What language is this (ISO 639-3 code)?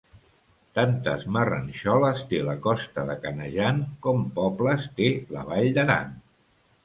cat